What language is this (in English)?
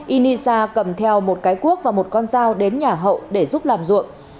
Vietnamese